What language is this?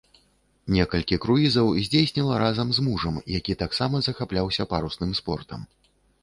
Belarusian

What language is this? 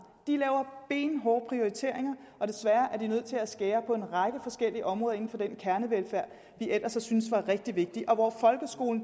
Danish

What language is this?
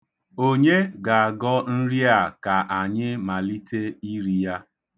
Igbo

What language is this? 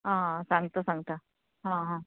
Konkani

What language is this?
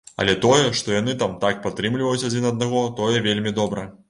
Belarusian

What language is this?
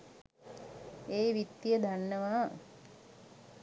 Sinhala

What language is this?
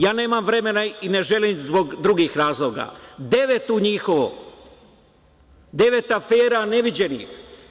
Serbian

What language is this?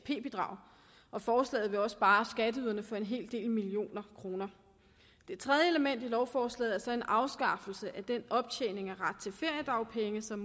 Danish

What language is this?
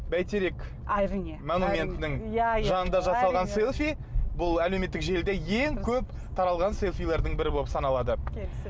Kazakh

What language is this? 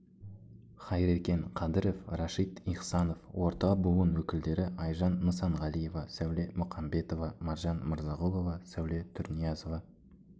Kazakh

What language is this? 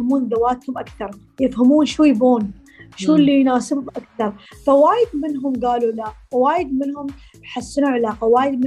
Arabic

